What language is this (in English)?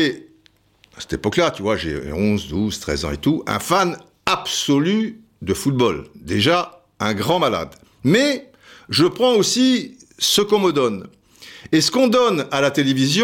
French